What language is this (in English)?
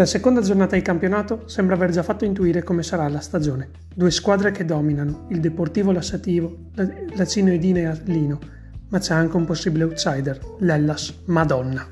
Italian